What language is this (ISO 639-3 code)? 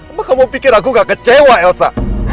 ind